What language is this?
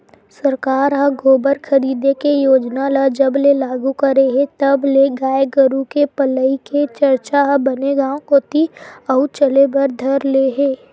Chhattisgarhi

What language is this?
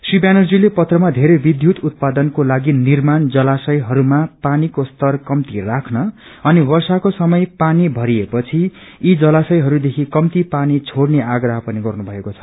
Nepali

